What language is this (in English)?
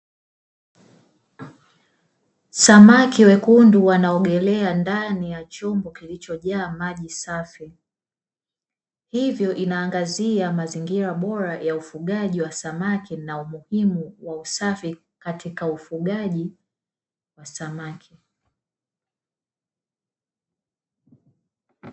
Swahili